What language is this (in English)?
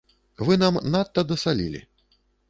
Belarusian